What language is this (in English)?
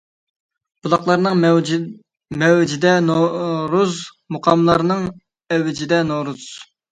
Uyghur